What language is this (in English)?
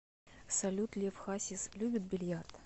Russian